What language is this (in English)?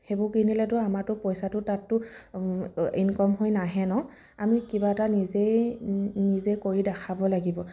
Assamese